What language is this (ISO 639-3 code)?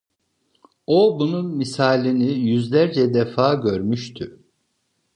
tur